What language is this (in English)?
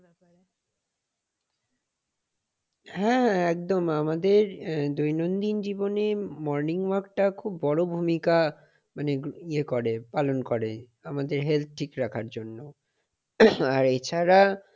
Bangla